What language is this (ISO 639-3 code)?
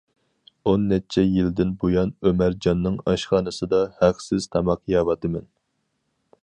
uig